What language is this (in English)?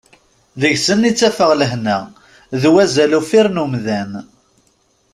Kabyle